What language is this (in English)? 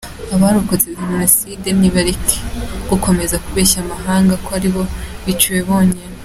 Kinyarwanda